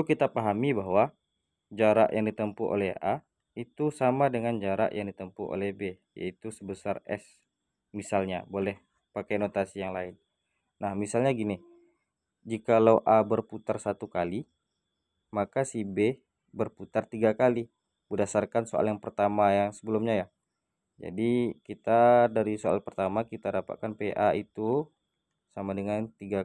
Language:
Indonesian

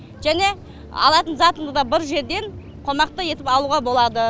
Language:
Kazakh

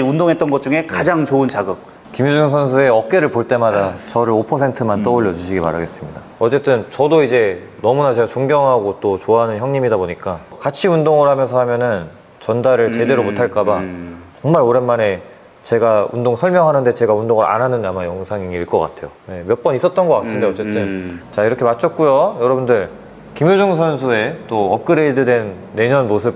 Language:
Korean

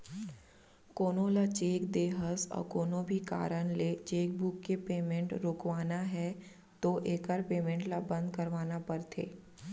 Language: Chhattisgarhi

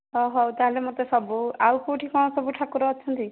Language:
Odia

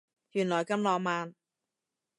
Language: Cantonese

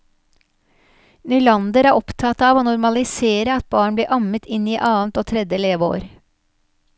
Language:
Norwegian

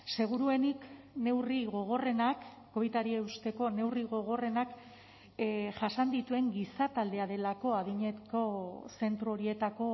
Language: Basque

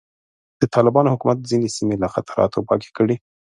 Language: Pashto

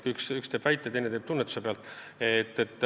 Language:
Estonian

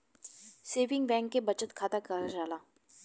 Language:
Bhojpuri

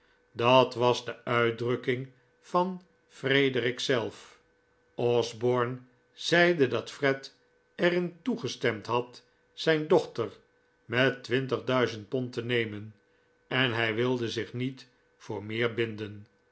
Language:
Dutch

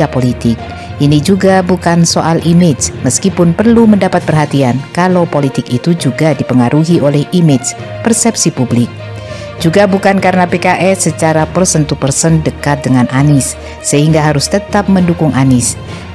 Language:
Indonesian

